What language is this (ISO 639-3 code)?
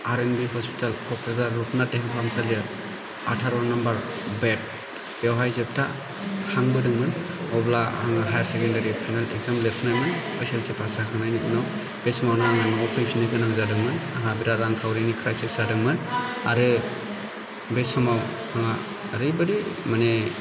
brx